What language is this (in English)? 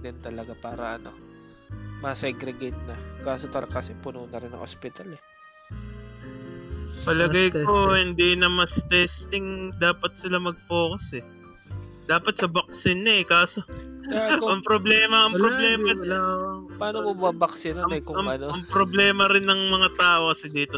Filipino